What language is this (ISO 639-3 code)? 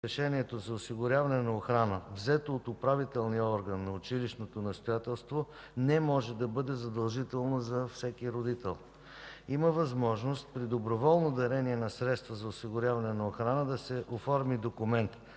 bul